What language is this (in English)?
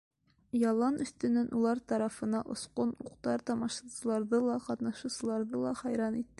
Bashkir